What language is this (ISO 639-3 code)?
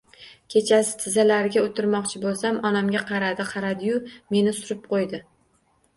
uzb